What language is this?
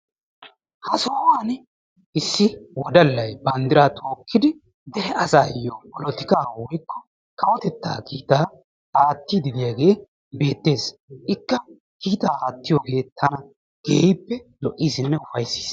Wolaytta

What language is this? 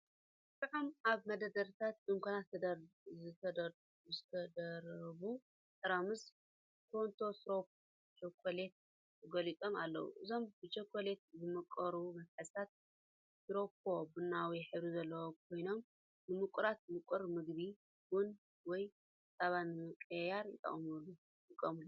Tigrinya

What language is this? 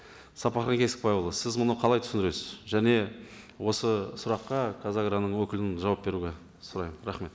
Kazakh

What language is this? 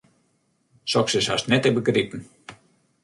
Western Frisian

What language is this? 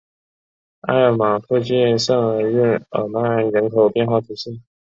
Chinese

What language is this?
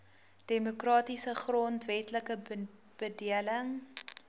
Afrikaans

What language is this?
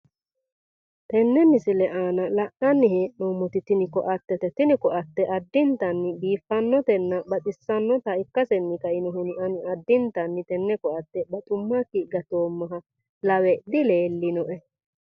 Sidamo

